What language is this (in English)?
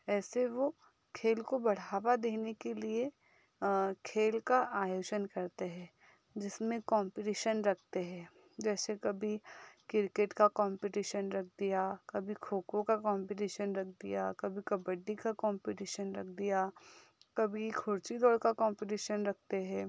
Hindi